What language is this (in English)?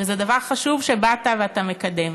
Hebrew